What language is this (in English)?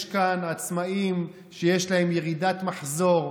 Hebrew